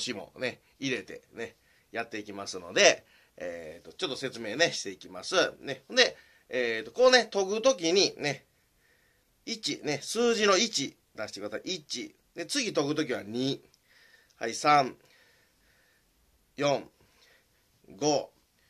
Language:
Japanese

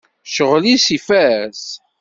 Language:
Kabyle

